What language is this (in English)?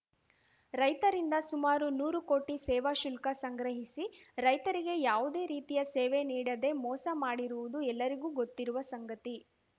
Kannada